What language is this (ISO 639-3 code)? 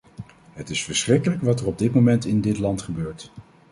nld